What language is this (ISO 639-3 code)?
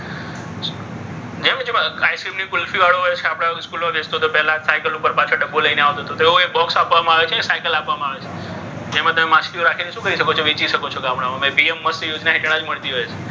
guj